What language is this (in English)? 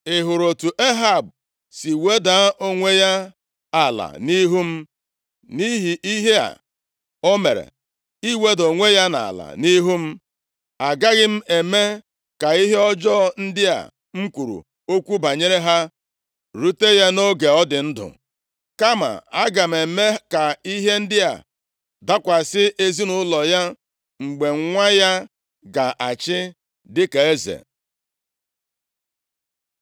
Igbo